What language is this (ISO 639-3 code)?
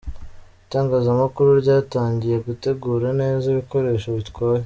kin